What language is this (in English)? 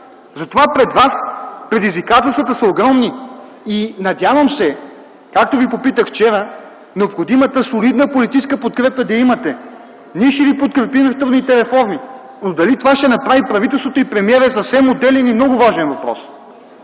Bulgarian